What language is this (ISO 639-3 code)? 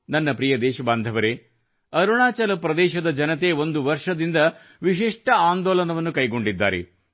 kan